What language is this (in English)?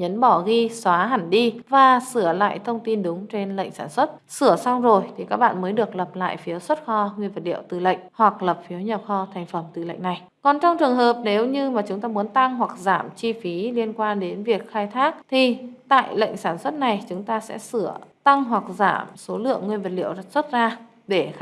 Vietnamese